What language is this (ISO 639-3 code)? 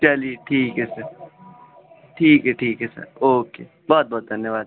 urd